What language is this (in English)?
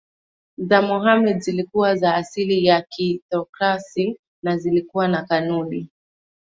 Swahili